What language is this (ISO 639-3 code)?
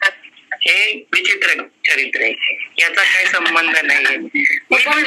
mar